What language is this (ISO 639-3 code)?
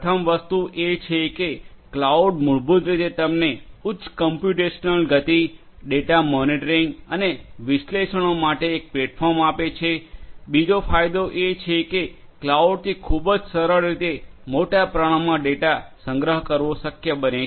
guj